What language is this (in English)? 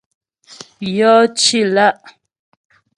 Ghomala